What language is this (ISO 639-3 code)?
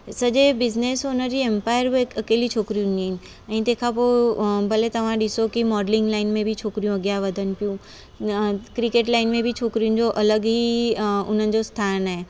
snd